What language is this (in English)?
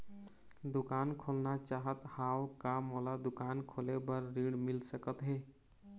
Chhattisgarhi